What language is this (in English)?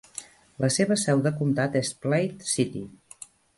Catalan